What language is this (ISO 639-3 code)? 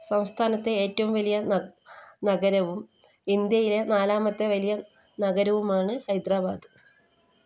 mal